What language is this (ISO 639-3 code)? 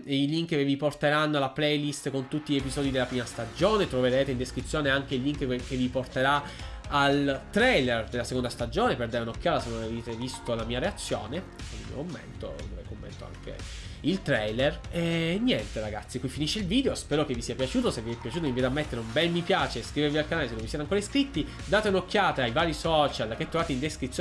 ita